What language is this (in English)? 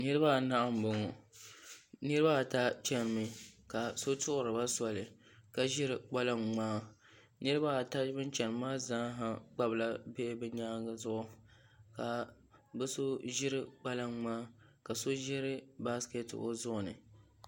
Dagbani